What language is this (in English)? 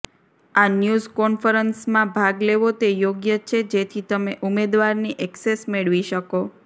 Gujarati